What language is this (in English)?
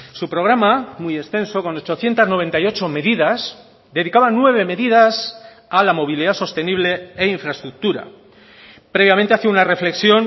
Spanish